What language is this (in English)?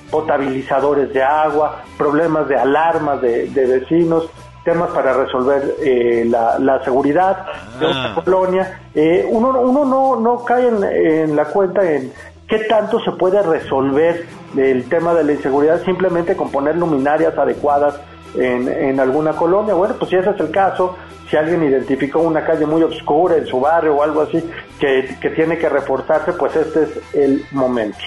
Spanish